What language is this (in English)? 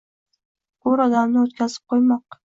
Uzbek